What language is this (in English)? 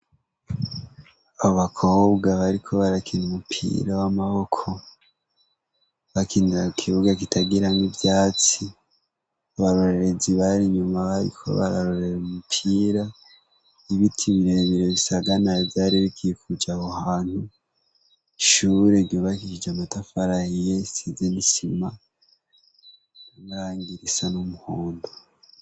Rundi